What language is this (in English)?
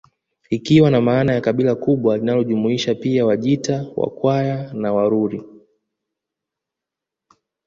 Swahili